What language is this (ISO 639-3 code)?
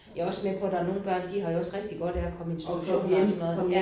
dan